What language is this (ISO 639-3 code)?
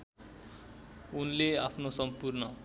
nep